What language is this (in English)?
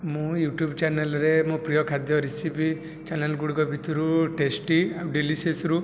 Odia